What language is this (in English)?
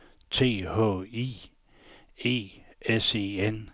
Danish